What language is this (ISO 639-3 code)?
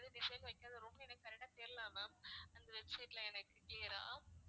tam